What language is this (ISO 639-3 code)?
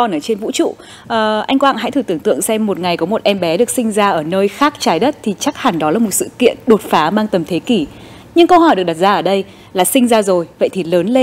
vie